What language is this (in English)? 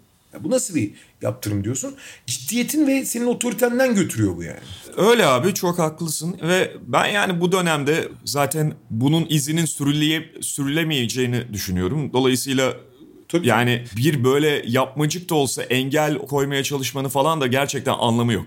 Turkish